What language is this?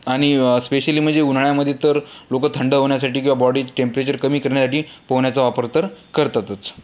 Marathi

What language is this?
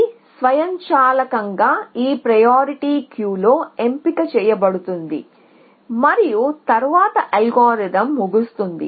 Telugu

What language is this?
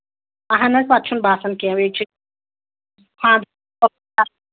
Kashmiri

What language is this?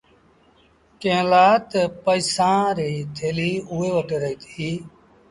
Sindhi Bhil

